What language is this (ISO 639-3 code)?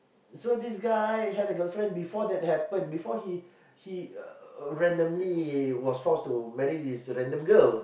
eng